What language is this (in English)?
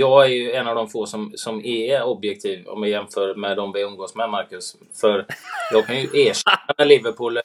Swedish